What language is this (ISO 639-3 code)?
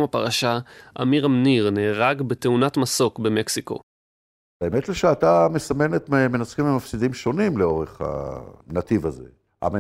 heb